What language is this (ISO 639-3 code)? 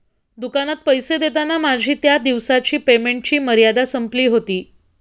mar